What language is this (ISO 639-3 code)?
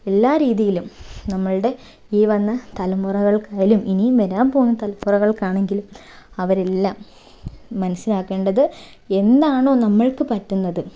mal